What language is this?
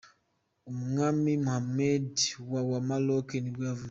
Kinyarwanda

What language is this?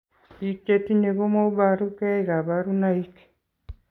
Kalenjin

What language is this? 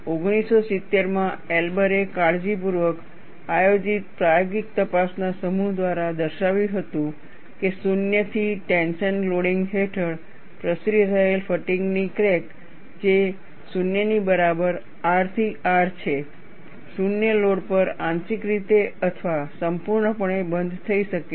Gujarati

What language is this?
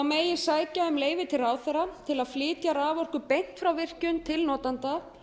Icelandic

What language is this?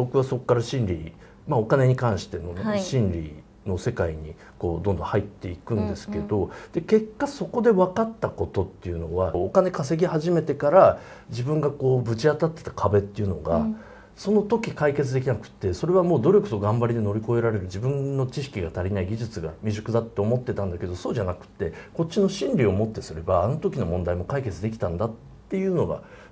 Japanese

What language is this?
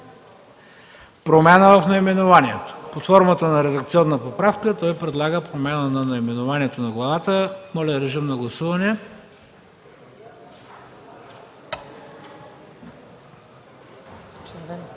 Bulgarian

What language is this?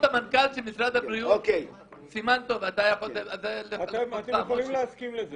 Hebrew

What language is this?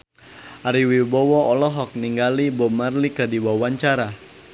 Sundanese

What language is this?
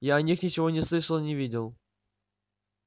Russian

